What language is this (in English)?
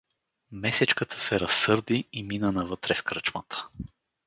Bulgarian